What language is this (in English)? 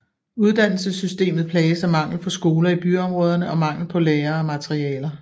Danish